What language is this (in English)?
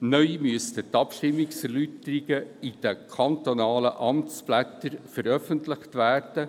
Swiss German